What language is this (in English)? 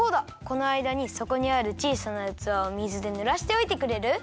Japanese